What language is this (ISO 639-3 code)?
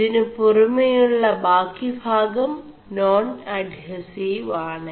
mal